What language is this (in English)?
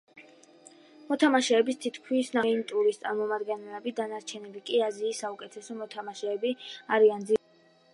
Georgian